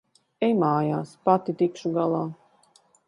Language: Latvian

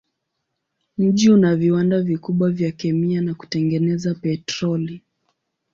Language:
Swahili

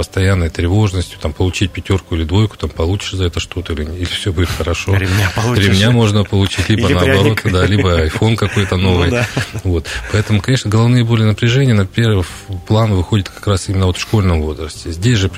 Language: Russian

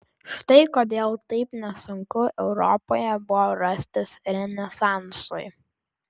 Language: Lithuanian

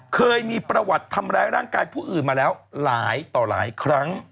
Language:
Thai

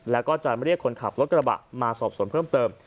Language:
Thai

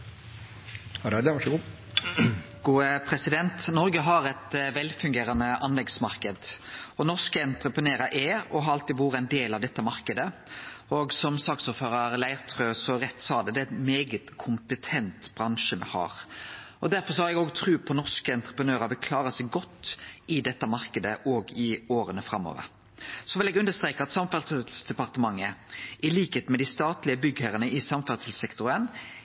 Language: Norwegian Nynorsk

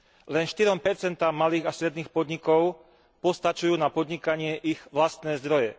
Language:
Slovak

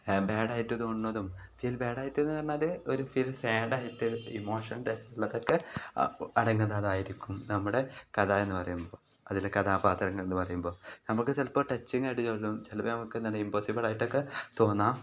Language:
Malayalam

